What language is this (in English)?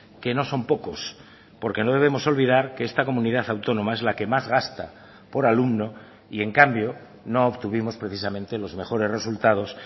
Spanish